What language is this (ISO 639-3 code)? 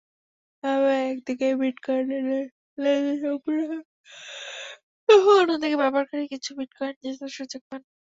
ben